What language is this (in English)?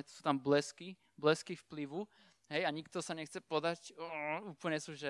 Slovak